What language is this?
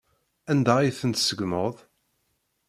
Kabyle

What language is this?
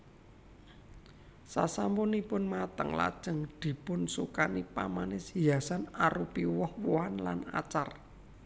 Javanese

